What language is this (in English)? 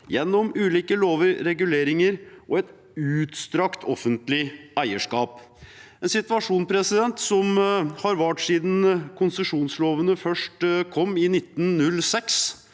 Norwegian